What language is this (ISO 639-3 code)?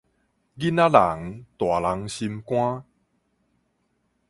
nan